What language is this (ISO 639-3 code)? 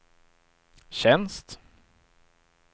swe